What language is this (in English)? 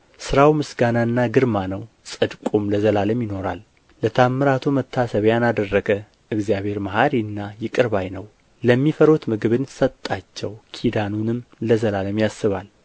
Amharic